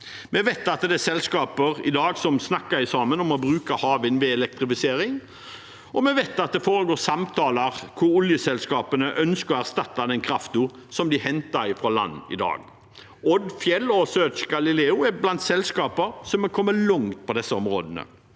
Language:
Norwegian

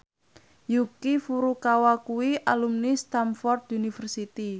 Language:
Javanese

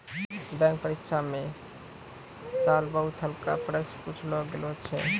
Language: Maithili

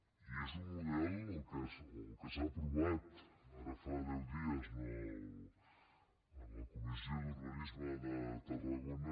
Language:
Catalan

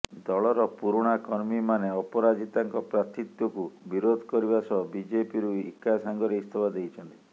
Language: Odia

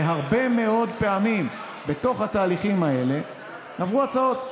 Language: Hebrew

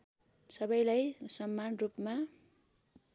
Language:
Nepali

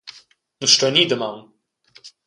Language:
Romansh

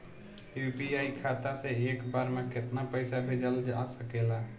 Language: Bhojpuri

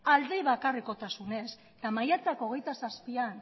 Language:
Basque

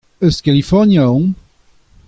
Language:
Breton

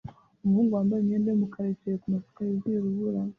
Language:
Kinyarwanda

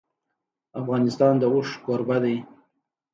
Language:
Pashto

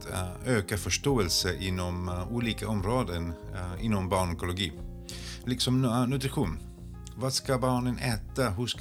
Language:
Swedish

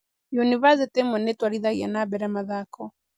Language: Kikuyu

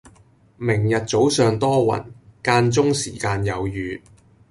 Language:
Cantonese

